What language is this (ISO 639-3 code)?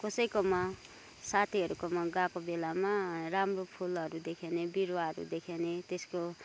nep